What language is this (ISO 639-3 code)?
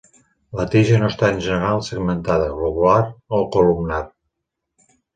cat